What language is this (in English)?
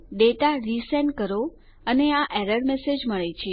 Gujarati